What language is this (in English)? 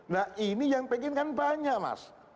Indonesian